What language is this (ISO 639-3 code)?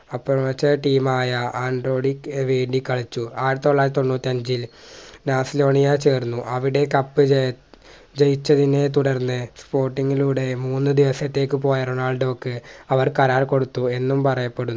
mal